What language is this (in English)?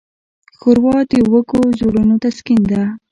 Pashto